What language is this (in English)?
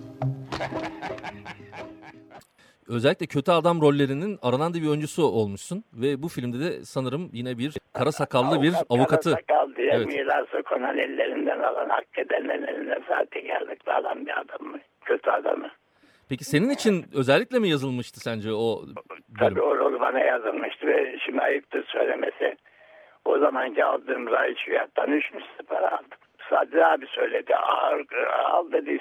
Turkish